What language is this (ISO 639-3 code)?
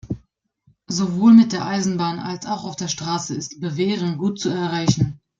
deu